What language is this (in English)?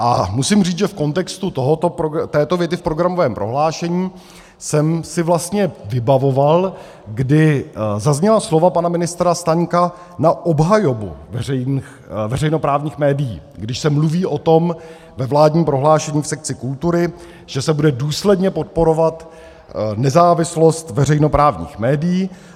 Czech